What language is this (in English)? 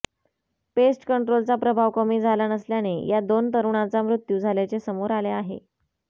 Marathi